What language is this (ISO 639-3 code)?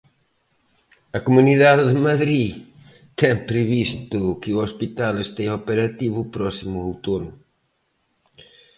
glg